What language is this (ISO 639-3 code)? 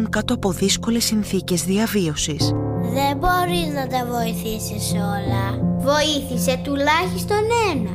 ell